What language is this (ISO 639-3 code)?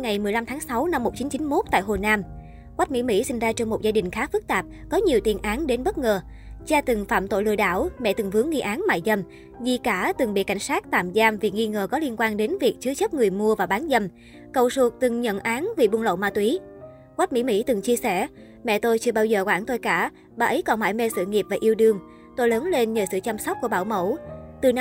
vie